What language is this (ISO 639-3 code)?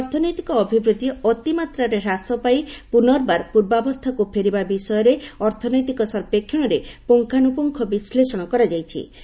ori